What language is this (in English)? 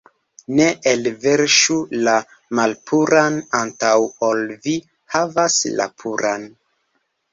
Esperanto